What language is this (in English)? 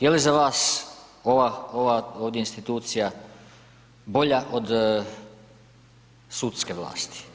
Croatian